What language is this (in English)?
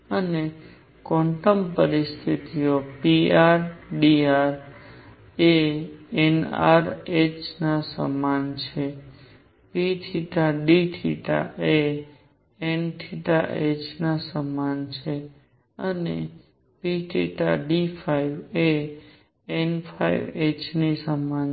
Gujarati